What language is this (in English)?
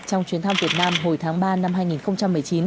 Vietnamese